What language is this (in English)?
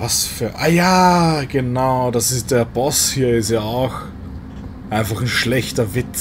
German